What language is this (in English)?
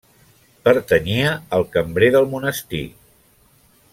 Catalan